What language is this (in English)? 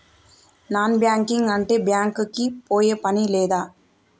Telugu